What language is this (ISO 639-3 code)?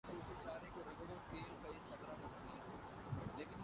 urd